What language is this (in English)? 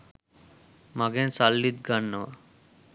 Sinhala